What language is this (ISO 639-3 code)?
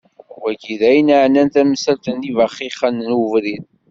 kab